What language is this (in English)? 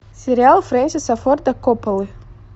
Russian